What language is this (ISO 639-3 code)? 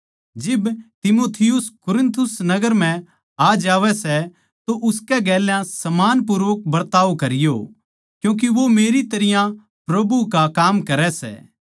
bgc